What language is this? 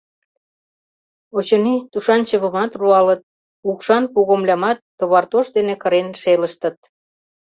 Mari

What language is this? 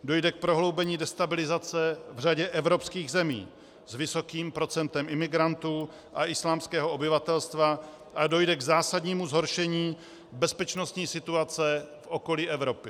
Czech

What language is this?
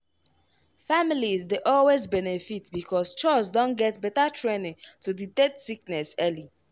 Nigerian Pidgin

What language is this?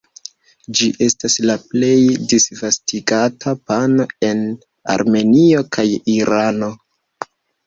Esperanto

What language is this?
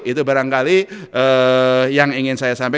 Indonesian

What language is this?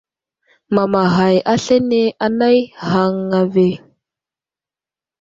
Wuzlam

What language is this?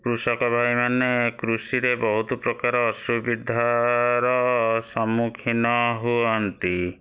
Odia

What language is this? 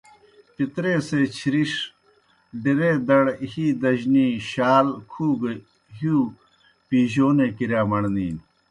Kohistani Shina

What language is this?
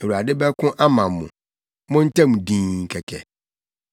Akan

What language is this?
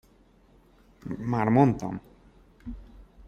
Hungarian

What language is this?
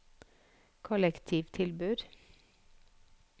Norwegian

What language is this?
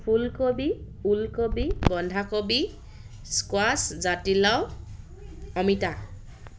Assamese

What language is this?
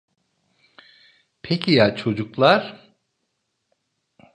Turkish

